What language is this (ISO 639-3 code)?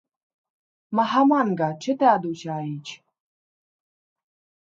ron